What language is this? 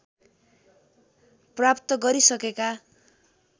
Nepali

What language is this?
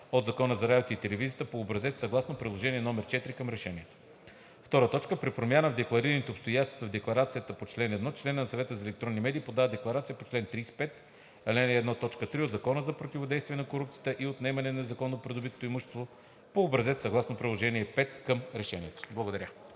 Bulgarian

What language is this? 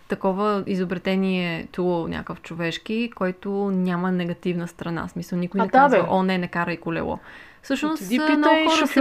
Bulgarian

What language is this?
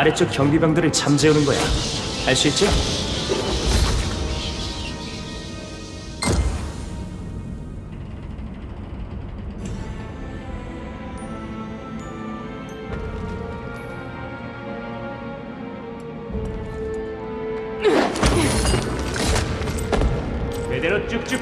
Korean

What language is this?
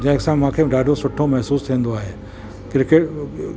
Sindhi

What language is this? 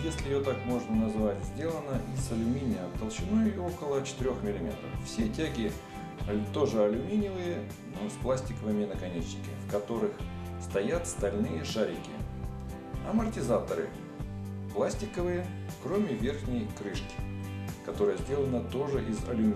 Russian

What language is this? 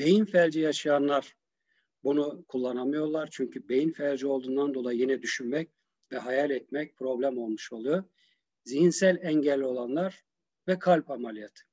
Turkish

